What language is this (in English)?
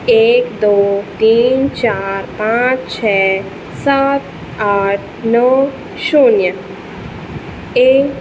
Hindi